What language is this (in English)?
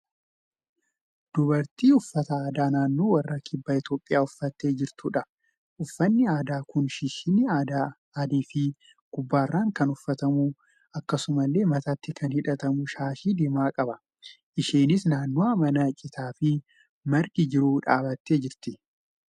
Oromo